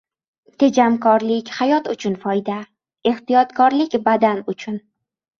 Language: Uzbek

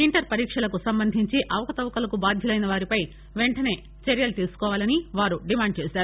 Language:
Telugu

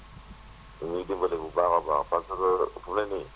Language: Wolof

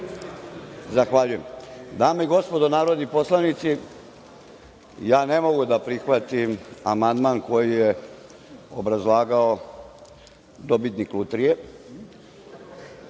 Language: Serbian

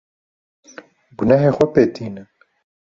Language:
Kurdish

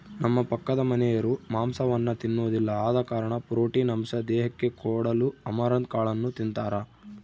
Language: Kannada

